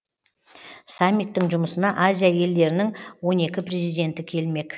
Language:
Kazakh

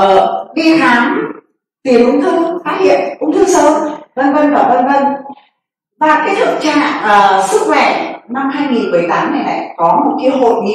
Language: Vietnamese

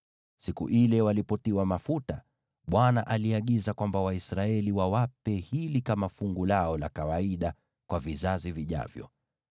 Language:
Swahili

